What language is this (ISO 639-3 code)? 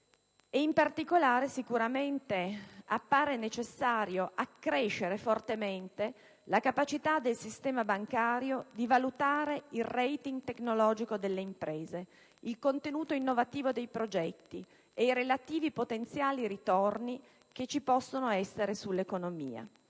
ita